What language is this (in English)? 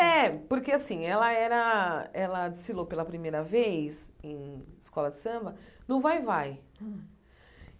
Portuguese